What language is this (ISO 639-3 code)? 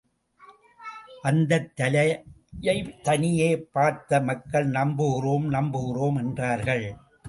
tam